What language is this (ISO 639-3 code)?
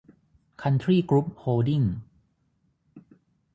tha